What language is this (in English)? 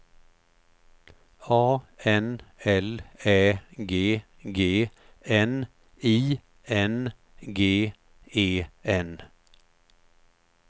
Swedish